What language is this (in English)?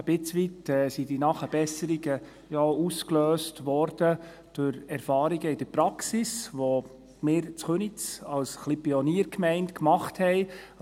Swiss German